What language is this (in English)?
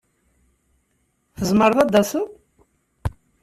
Kabyle